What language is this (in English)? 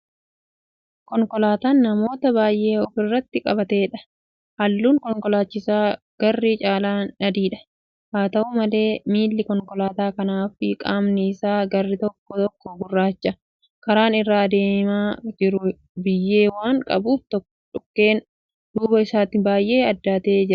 Oromo